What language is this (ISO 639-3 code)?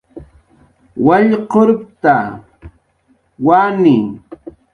jqr